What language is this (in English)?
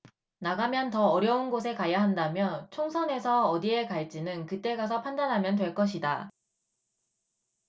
Korean